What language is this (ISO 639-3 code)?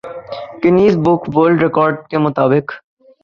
urd